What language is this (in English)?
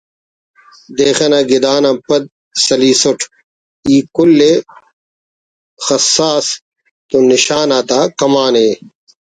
Brahui